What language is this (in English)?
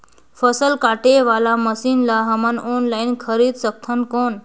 Chhattisgarhi